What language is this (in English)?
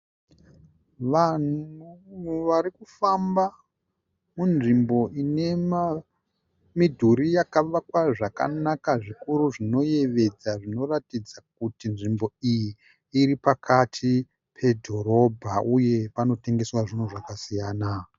Shona